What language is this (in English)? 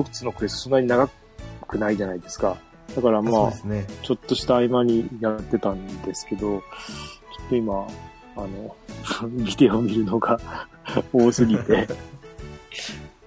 Japanese